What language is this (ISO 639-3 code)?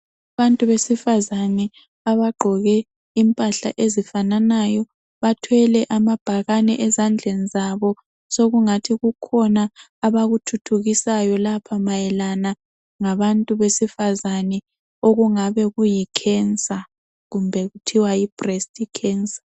nde